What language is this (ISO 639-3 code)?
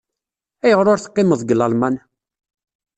kab